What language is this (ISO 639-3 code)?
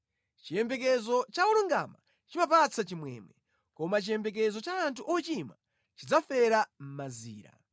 nya